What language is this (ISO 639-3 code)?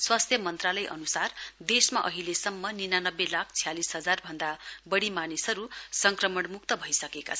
nep